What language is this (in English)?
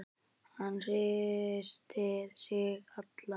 Icelandic